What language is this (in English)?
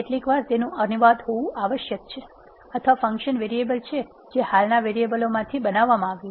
Gujarati